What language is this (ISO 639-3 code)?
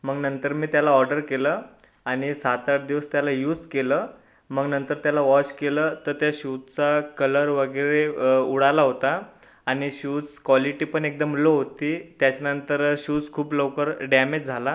mar